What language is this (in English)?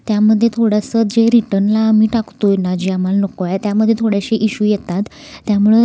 Marathi